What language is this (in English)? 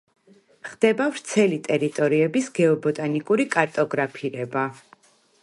Georgian